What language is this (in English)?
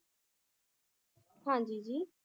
Punjabi